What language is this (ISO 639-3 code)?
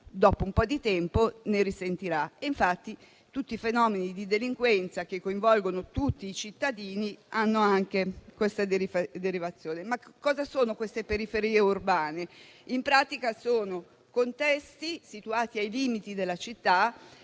ita